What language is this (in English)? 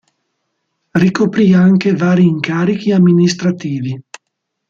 Italian